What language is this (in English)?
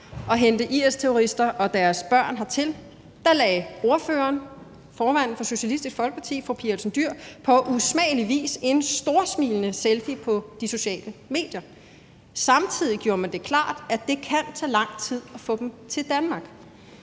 Danish